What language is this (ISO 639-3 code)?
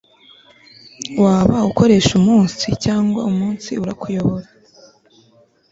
kin